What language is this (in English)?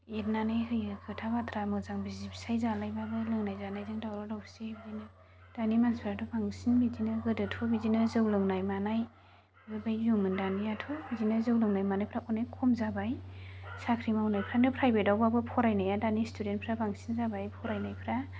Bodo